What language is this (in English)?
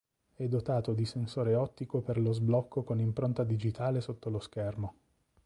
Italian